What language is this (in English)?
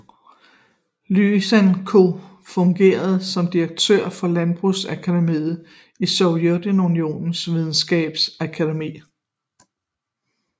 Danish